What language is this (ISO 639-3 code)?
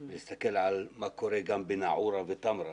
heb